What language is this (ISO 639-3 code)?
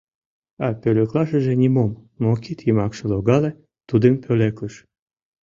chm